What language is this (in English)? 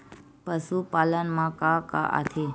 Chhattisgarhi